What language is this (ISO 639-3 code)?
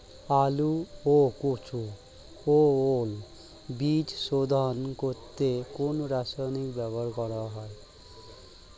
ben